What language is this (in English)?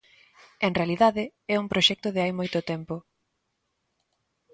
Galician